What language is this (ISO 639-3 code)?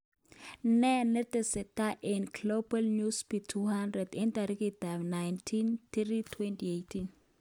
kln